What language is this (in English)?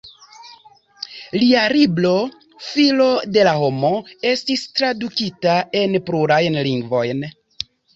Esperanto